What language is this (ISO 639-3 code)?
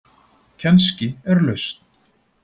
isl